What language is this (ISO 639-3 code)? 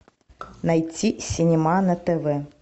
rus